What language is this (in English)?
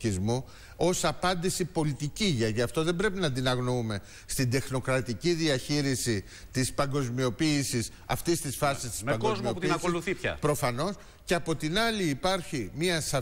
Greek